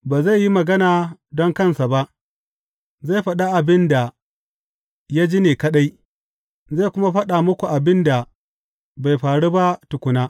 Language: Hausa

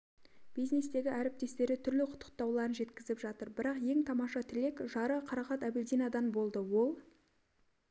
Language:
Kazakh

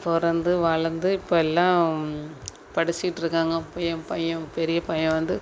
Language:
Tamil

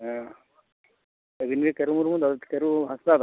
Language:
Santali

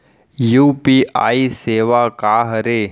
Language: Chhattisgarhi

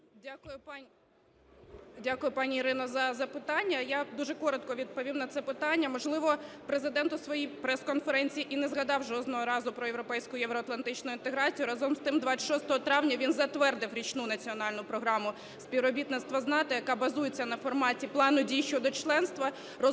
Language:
Ukrainian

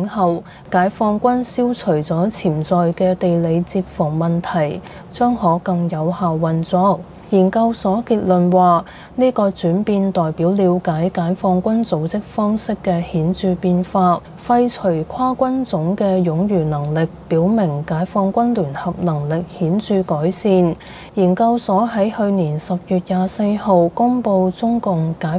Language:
Chinese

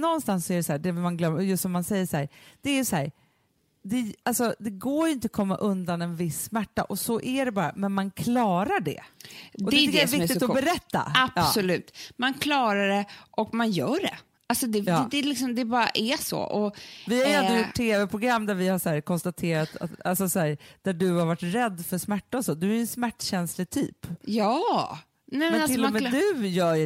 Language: Swedish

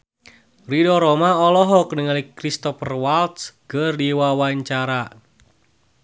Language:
Sundanese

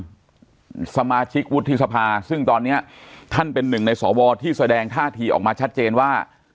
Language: Thai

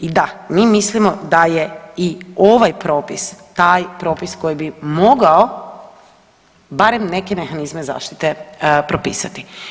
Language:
Croatian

